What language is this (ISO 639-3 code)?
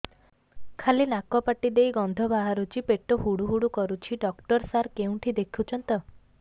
ori